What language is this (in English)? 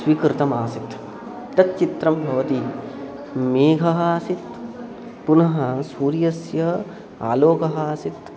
Sanskrit